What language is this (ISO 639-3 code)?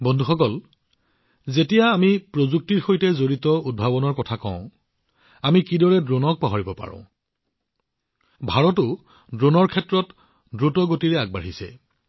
asm